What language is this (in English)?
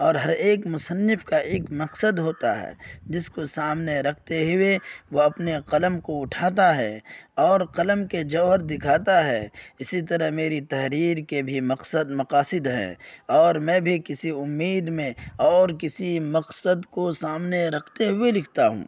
Urdu